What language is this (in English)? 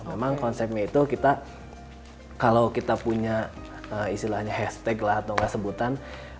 Indonesian